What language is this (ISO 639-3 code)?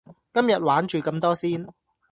yue